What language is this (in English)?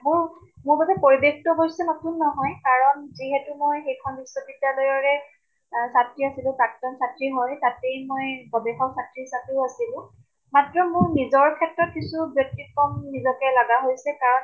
Assamese